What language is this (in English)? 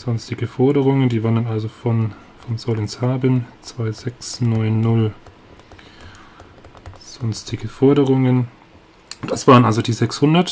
German